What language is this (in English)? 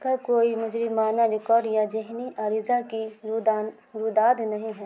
Urdu